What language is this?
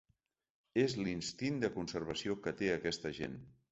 Catalan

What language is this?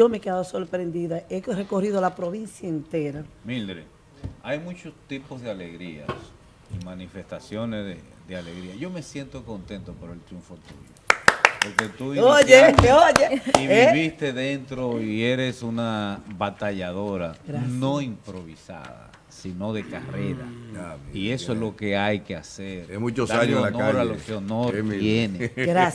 Spanish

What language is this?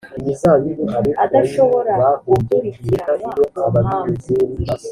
Kinyarwanda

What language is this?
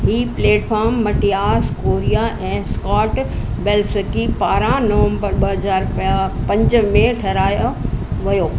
Sindhi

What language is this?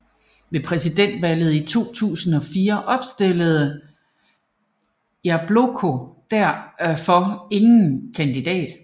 Danish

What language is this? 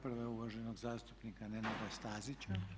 Croatian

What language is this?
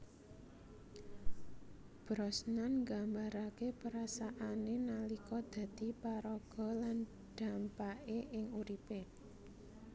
Javanese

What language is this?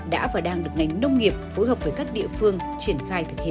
Vietnamese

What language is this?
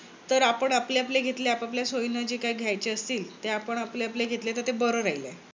Marathi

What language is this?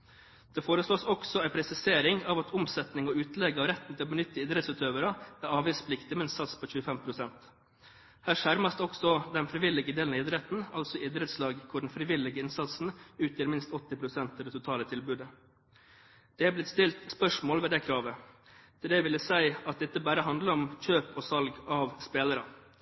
Norwegian Bokmål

